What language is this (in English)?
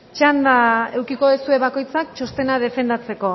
Basque